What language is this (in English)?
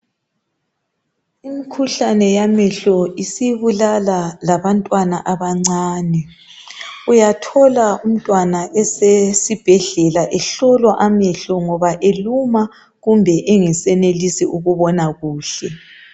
North Ndebele